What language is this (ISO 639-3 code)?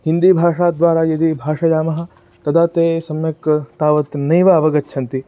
san